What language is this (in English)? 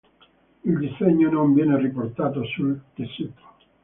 Italian